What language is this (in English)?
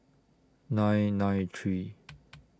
English